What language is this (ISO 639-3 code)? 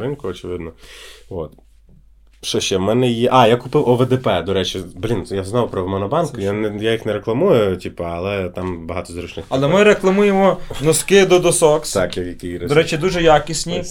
ukr